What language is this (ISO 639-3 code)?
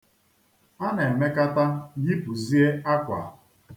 ibo